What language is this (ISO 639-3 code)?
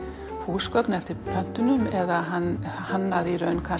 isl